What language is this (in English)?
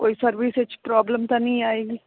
Punjabi